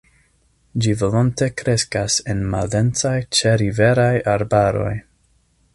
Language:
Esperanto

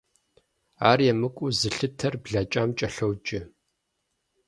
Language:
Kabardian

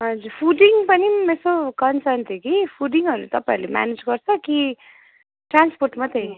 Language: Nepali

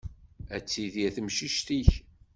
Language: Kabyle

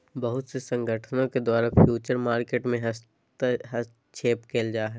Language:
Magahi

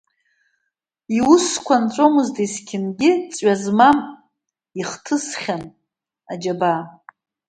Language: Abkhazian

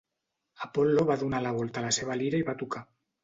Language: Catalan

